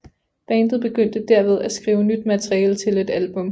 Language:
Danish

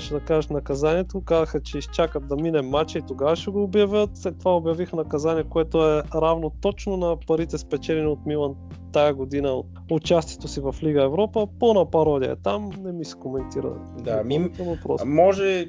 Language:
Bulgarian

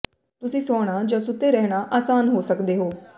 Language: Punjabi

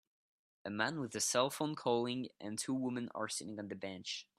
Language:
English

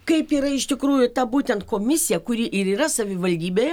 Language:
Lithuanian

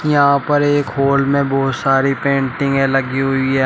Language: Hindi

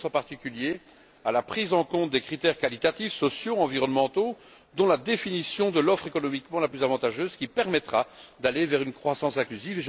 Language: French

